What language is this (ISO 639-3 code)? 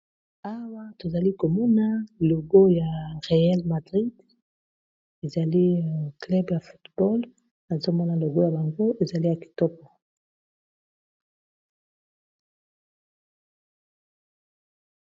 lin